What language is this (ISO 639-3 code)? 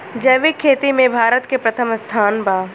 bho